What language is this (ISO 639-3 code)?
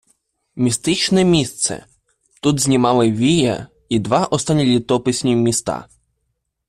ukr